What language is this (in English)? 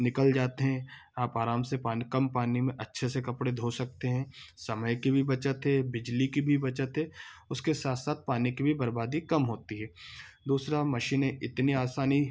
Hindi